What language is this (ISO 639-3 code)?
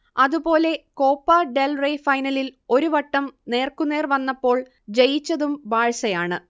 mal